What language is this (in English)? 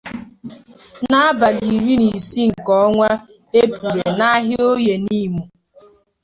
Igbo